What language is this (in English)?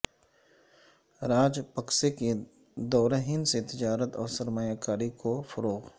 Urdu